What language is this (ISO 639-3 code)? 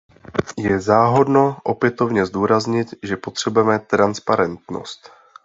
ces